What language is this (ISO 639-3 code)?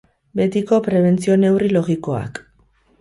eus